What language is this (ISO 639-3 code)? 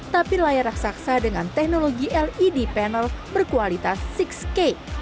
ind